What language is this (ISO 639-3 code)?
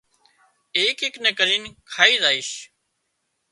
kxp